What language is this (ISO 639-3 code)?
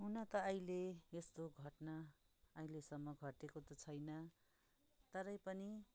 nep